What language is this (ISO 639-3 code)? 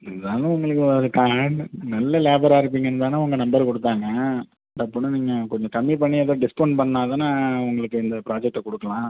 tam